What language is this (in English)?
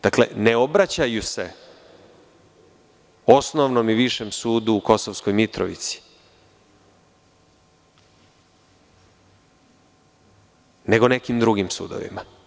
Serbian